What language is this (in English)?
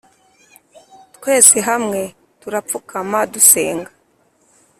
Kinyarwanda